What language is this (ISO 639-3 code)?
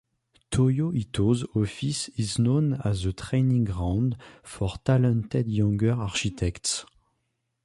eng